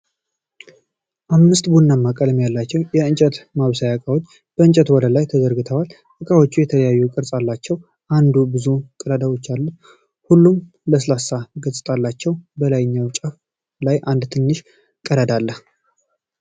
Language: Amharic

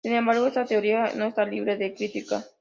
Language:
Spanish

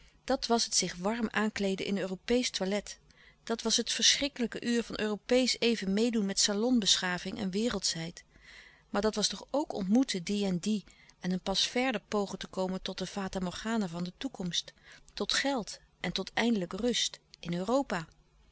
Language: Dutch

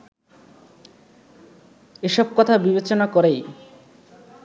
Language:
Bangla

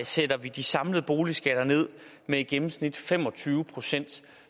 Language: Danish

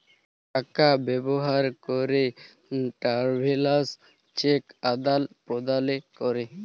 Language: Bangla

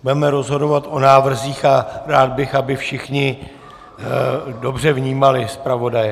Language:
Czech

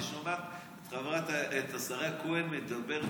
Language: Hebrew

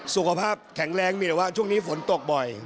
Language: Thai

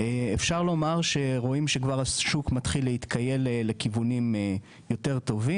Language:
Hebrew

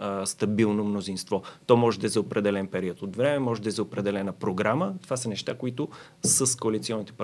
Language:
Bulgarian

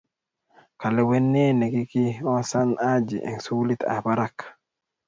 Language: Kalenjin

